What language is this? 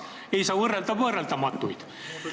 Estonian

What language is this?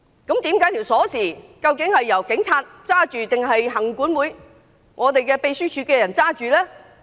Cantonese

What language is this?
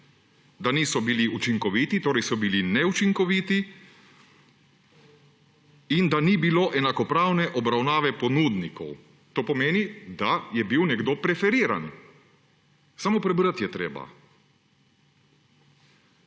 Slovenian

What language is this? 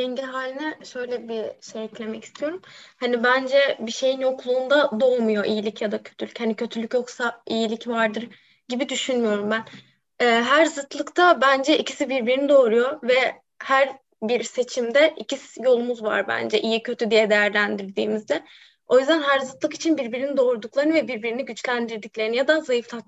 Turkish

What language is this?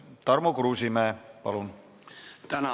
Estonian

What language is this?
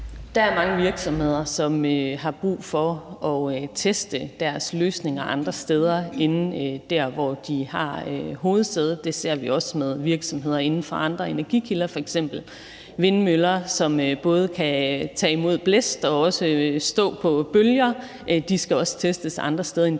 Danish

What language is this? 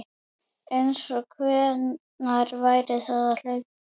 Icelandic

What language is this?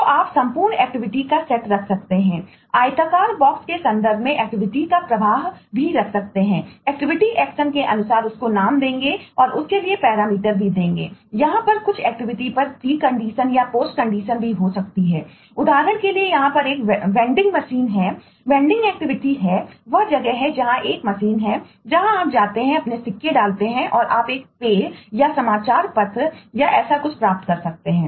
Hindi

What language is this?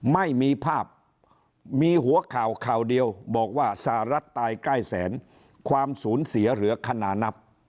Thai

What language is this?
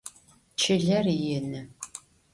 Adyghe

